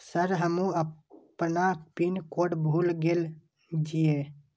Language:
Maithili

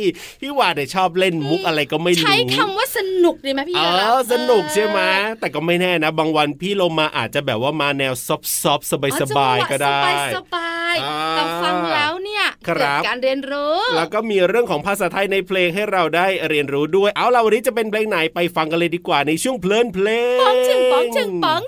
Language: Thai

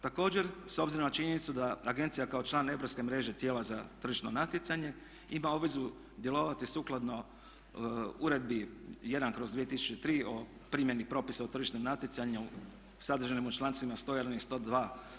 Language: Croatian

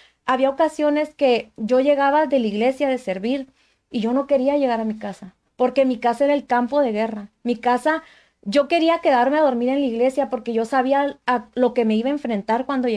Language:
Spanish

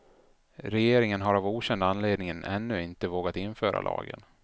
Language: Swedish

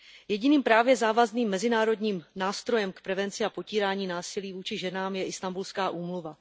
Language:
Czech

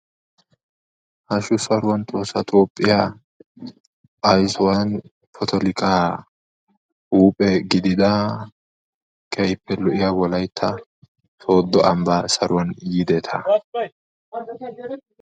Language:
Wolaytta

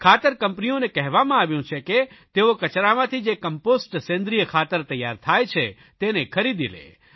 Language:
Gujarati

